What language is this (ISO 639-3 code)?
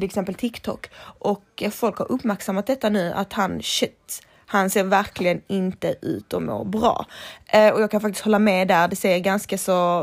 swe